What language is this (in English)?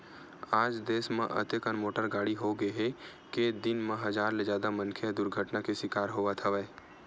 Chhattisgarhi